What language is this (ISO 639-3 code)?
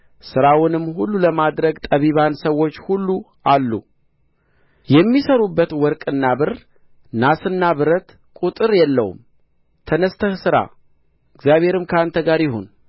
amh